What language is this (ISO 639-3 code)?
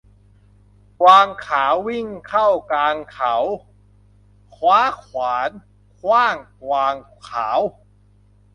tha